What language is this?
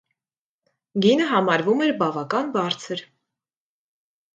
Armenian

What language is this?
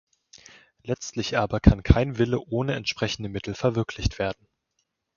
German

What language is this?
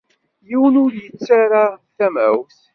Kabyle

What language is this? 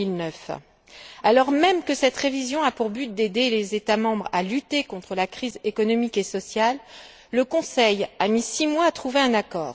French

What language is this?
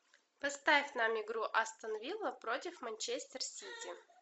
Russian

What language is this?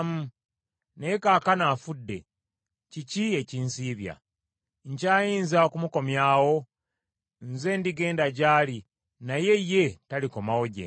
Ganda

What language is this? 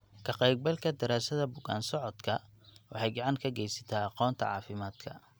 Somali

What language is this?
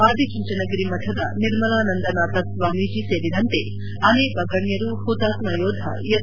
Kannada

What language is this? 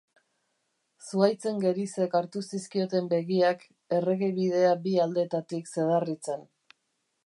Basque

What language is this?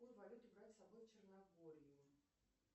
Russian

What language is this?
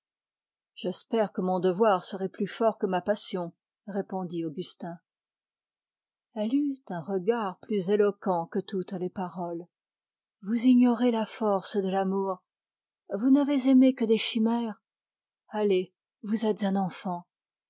French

